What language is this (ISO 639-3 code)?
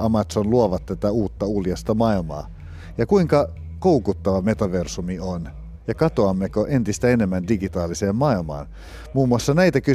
fin